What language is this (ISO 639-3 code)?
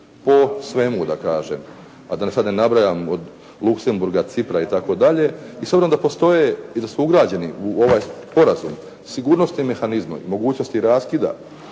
hrv